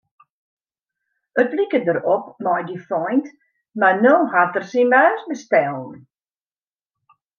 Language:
Western Frisian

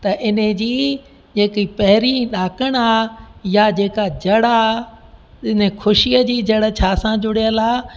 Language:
Sindhi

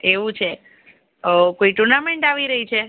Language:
Gujarati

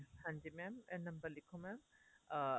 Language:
Punjabi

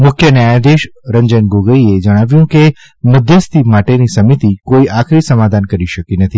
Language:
Gujarati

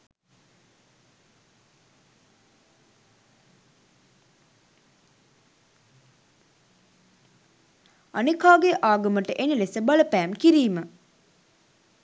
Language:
Sinhala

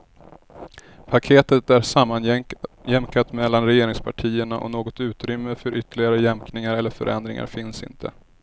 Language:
Swedish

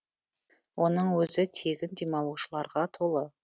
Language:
Kazakh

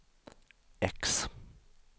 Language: Swedish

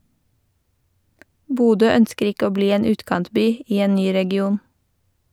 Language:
Norwegian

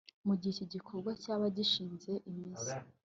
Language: Kinyarwanda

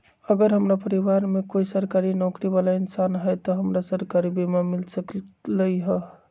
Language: Magahi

